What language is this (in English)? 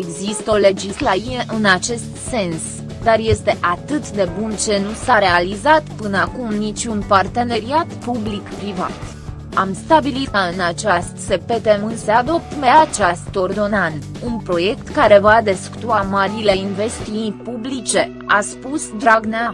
Romanian